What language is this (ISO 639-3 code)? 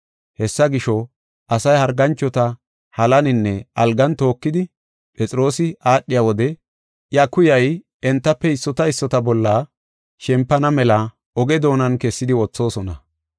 gof